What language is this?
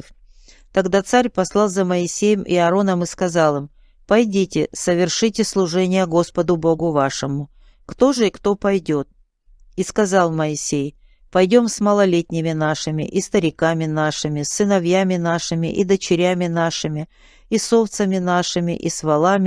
Russian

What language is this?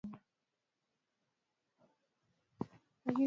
Swahili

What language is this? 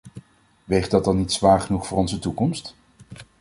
Dutch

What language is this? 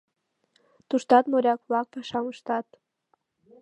Mari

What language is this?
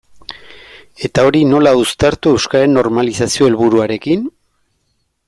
Basque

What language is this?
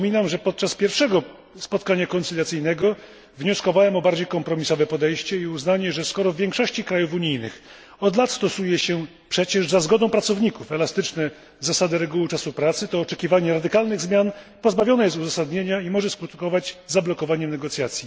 Polish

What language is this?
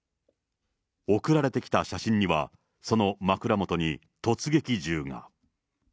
Japanese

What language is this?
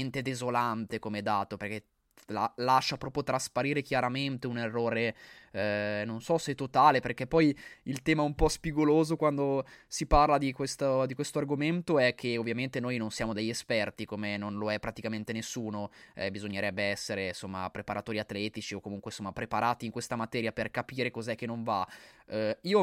Italian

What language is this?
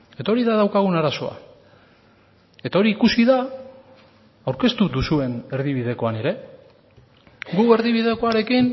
Basque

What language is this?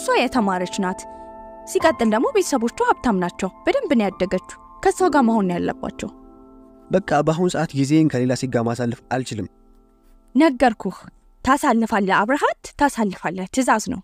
Arabic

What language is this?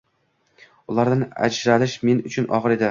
Uzbek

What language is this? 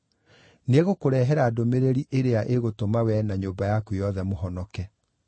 Kikuyu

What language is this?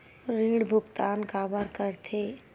Chhattisgarhi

